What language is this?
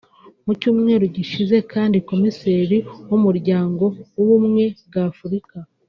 Kinyarwanda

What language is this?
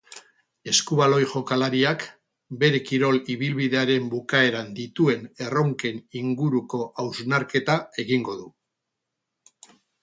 Basque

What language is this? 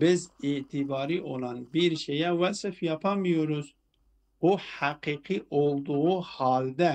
Turkish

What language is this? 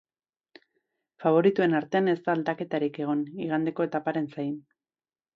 Basque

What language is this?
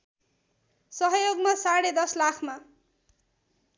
Nepali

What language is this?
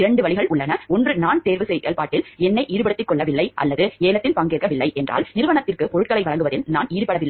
Tamil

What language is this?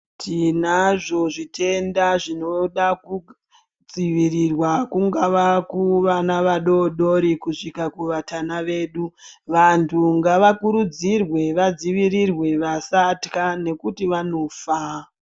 Ndau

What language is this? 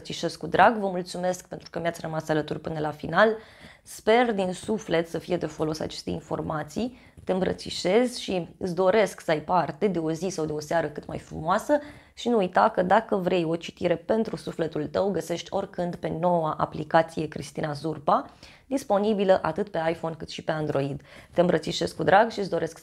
Romanian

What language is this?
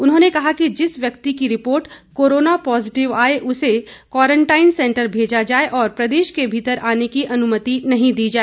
Hindi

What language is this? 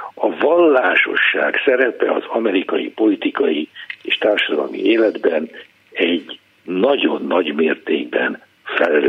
Hungarian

